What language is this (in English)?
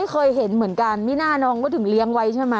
Thai